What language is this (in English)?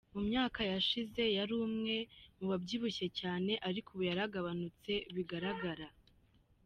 Kinyarwanda